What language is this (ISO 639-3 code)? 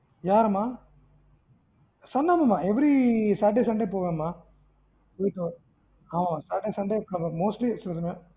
tam